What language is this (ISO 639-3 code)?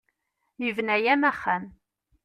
kab